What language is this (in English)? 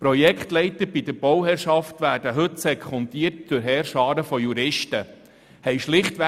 Swiss German